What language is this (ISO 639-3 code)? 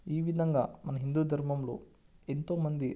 tel